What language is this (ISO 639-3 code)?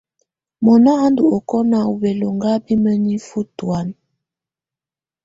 tvu